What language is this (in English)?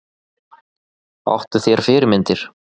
Icelandic